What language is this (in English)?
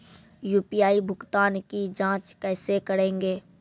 Maithili